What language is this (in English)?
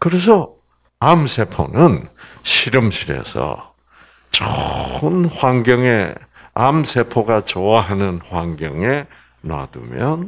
Korean